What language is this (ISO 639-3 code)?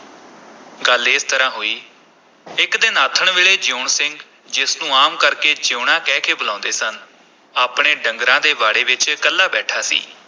pan